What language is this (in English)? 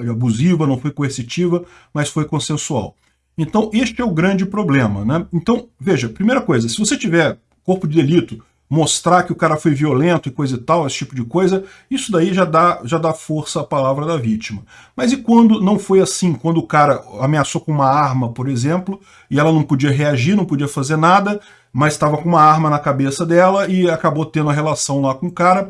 Portuguese